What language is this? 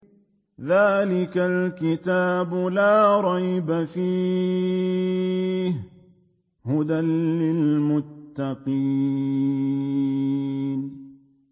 Arabic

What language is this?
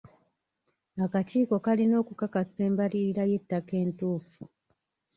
Ganda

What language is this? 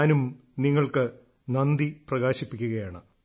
Malayalam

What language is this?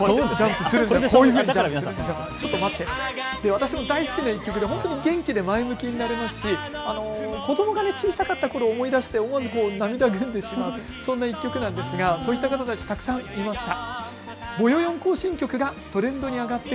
Japanese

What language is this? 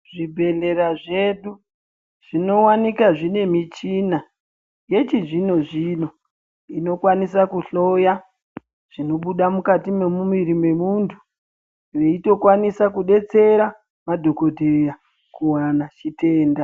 Ndau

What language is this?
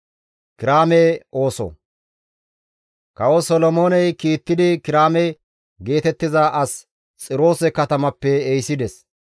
Gamo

